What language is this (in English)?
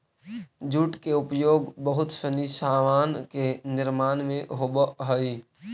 Magahi